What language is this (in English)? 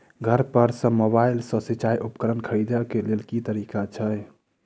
Maithili